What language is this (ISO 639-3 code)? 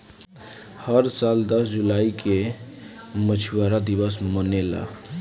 bho